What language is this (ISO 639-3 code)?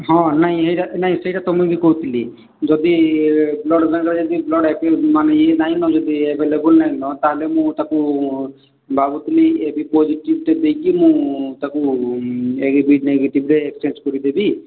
ori